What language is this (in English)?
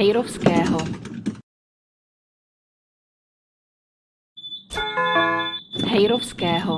Czech